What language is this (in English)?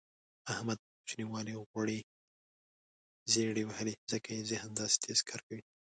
Pashto